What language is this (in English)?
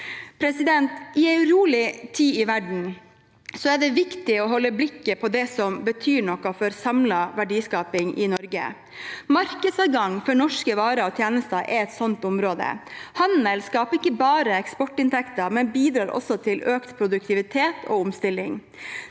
Norwegian